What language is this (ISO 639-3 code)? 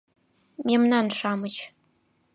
chm